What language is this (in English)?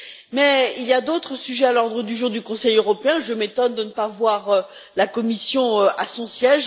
French